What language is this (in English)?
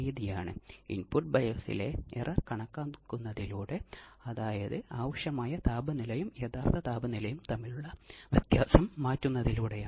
Malayalam